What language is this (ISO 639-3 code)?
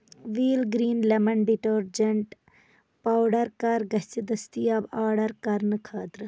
kas